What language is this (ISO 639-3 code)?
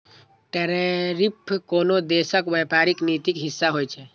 mai